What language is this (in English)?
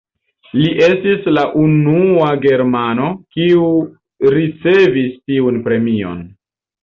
Esperanto